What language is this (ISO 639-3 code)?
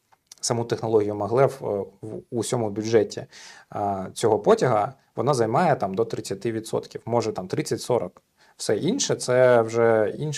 ukr